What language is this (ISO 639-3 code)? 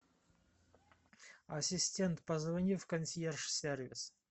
rus